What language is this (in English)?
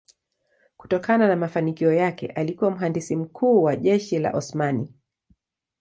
Swahili